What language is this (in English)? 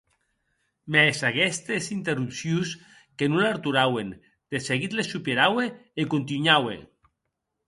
Occitan